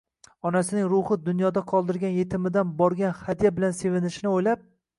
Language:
Uzbek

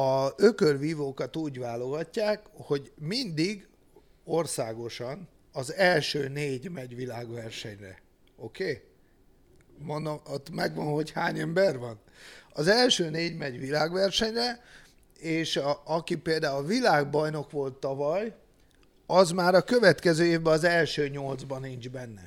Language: Hungarian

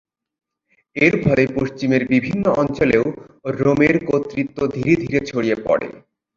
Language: Bangla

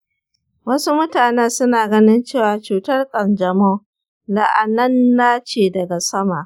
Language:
Hausa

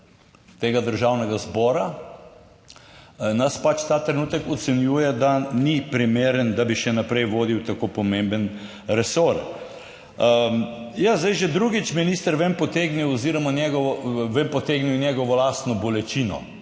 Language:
Slovenian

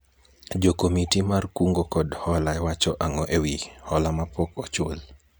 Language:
Luo (Kenya and Tanzania)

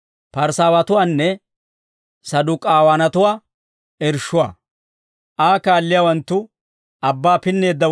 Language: Dawro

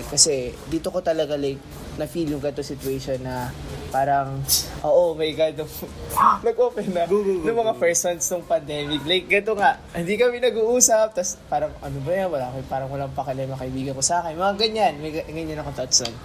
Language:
Filipino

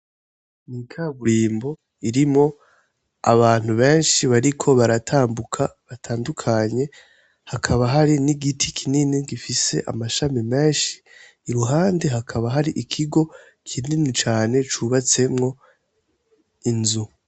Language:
Rundi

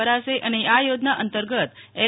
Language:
Gujarati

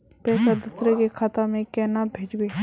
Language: Magahi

